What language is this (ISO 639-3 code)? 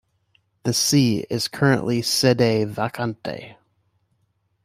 eng